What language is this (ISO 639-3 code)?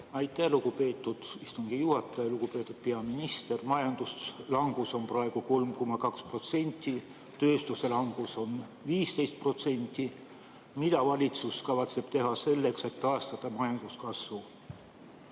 est